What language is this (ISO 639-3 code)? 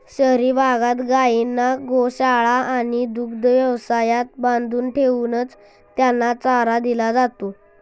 mar